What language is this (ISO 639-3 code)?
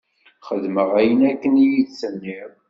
kab